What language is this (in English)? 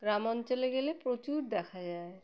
Bangla